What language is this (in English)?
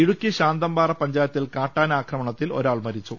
Malayalam